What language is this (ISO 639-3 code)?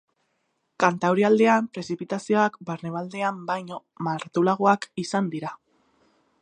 eus